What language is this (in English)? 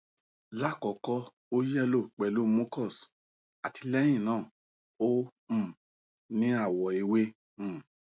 Yoruba